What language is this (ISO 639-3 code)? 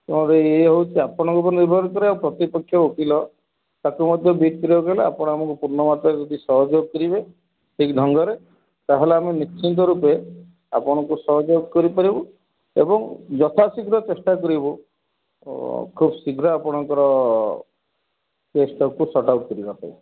ori